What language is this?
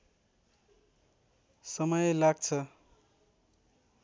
Nepali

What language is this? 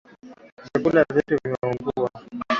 Swahili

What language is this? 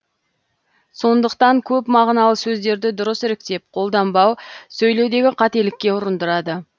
Kazakh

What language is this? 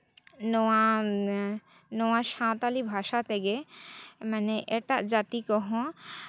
Santali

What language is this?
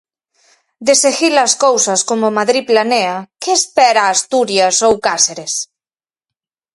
Galician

